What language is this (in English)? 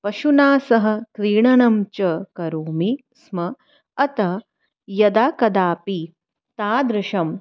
Sanskrit